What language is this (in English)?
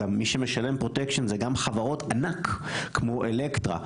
Hebrew